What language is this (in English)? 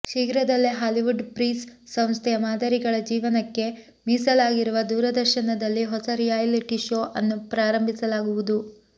Kannada